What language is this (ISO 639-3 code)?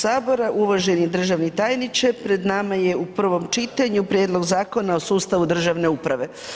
hrv